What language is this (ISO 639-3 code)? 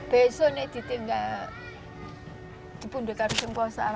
ind